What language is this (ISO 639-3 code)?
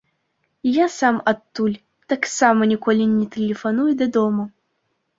bel